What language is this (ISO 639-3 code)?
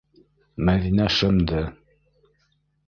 bak